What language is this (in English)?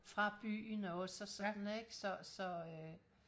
Danish